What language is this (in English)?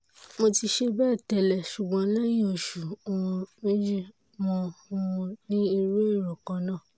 Yoruba